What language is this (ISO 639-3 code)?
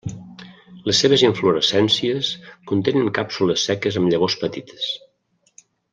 cat